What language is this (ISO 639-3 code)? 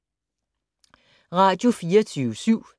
dan